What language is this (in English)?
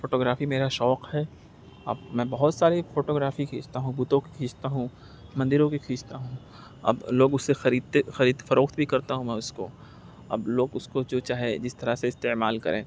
Urdu